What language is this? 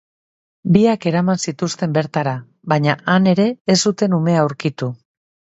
Basque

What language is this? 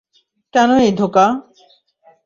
Bangla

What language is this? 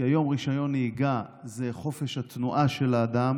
Hebrew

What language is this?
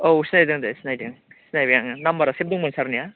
Bodo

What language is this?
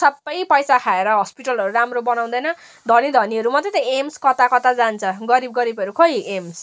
Nepali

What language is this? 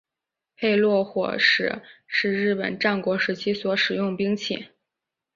Chinese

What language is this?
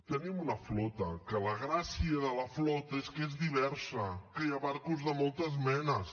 Catalan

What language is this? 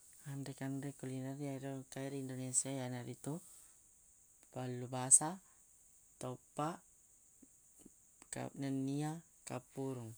Buginese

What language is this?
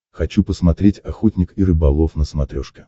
Russian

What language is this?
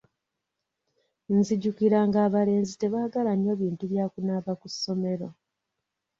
Ganda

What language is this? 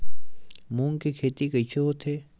Chhattisgarhi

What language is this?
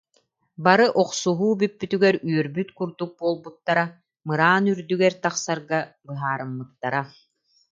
Yakut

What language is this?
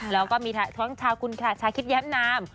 Thai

